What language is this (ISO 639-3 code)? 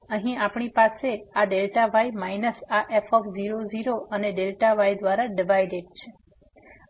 guj